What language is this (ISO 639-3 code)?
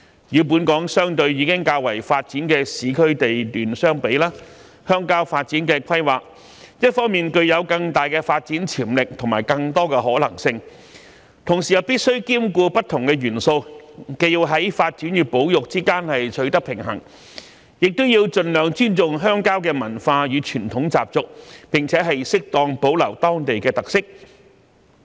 yue